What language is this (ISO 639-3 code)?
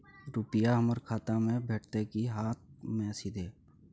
mai